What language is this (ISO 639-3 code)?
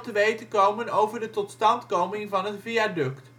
nld